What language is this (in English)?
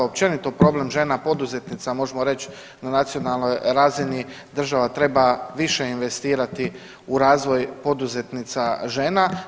Croatian